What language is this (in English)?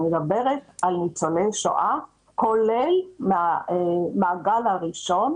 Hebrew